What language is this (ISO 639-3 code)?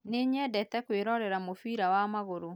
kik